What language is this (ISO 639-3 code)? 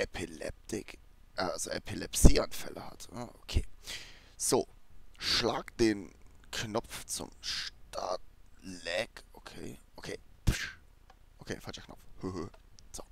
deu